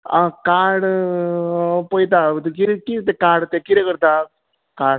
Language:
Konkani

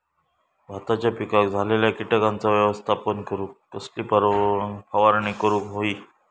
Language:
Marathi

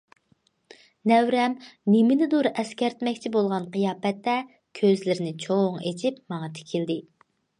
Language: Uyghur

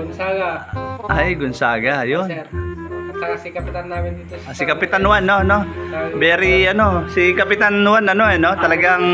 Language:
Filipino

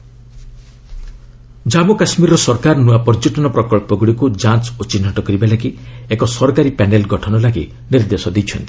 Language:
Odia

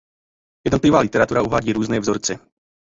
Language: Czech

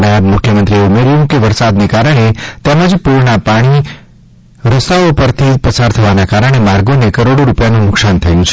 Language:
Gujarati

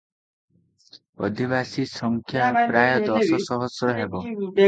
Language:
Odia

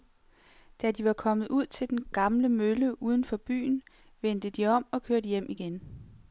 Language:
Danish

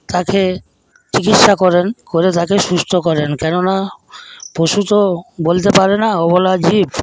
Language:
Bangla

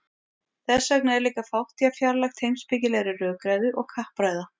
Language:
Icelandic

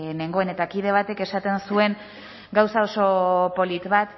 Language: Basque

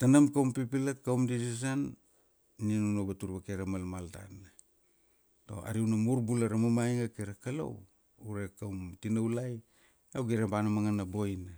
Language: Kuanua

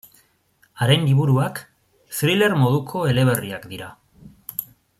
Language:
Basque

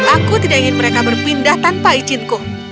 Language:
Indonesian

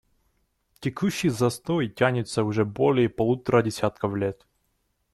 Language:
Russian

